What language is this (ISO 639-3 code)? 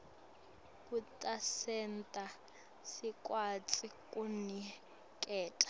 ssw